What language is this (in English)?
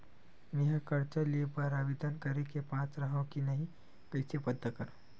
Chhattisgarhi